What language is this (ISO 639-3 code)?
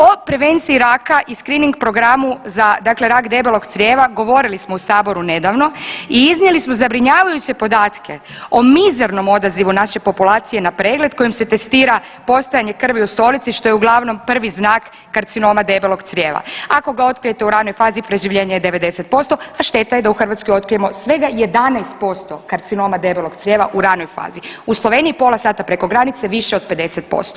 hrv